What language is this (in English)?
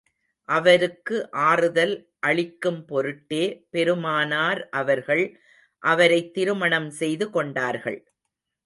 Tamil